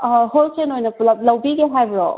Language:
Manipuri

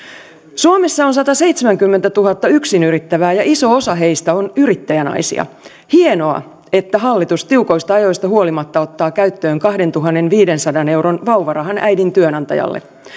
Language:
Finnish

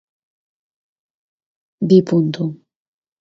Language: Basque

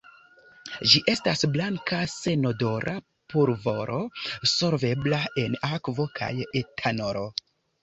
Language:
Esperanto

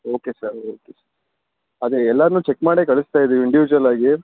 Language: Kannada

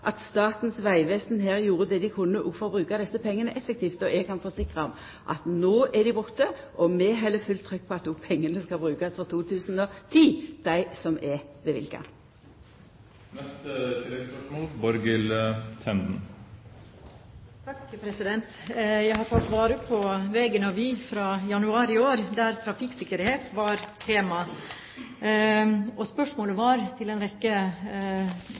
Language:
Norwegian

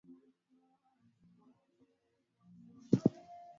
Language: Swahili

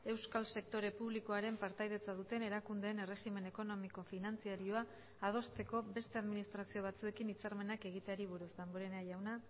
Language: Basque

